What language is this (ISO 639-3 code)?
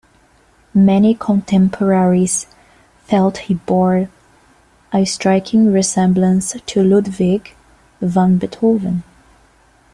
eng